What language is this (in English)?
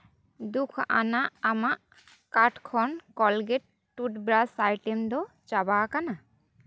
Santali